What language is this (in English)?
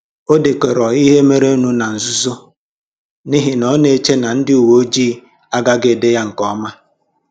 Igbo